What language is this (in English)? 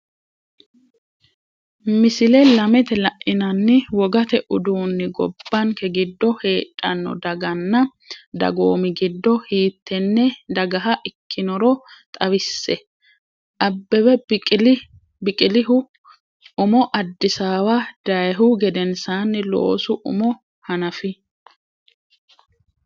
Sidamo